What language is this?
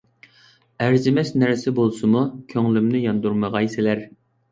Uyghur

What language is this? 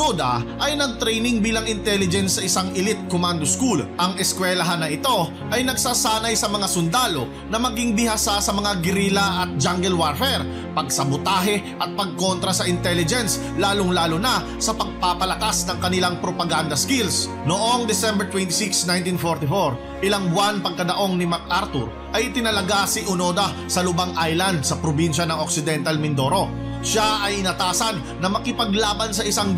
Filipino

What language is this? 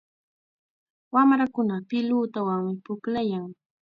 Chiquián Ancash Quechua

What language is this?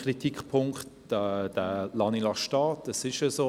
Swiss German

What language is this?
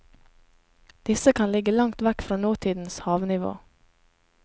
Norwegian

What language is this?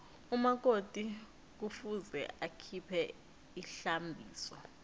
South Ndebele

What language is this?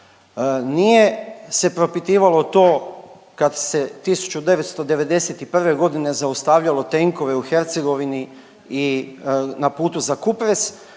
Croatian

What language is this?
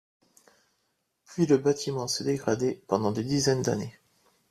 French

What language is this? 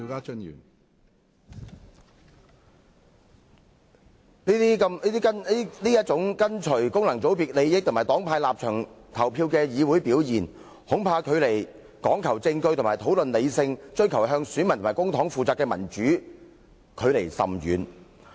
Cantonese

